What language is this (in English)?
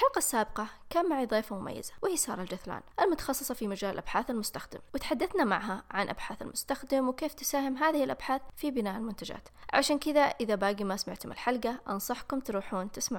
Arabic